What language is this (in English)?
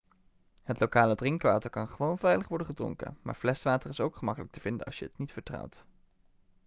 Dutch